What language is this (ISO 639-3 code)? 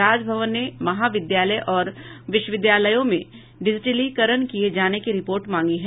hin